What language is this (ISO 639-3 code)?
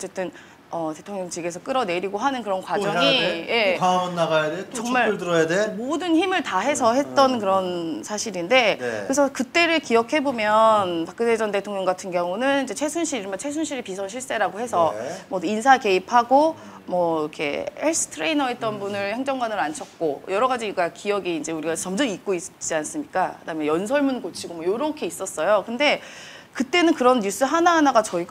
kor